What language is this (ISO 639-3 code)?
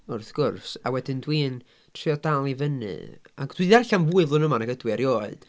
cym